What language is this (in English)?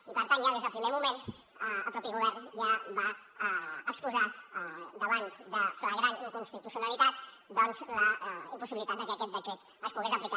Catalan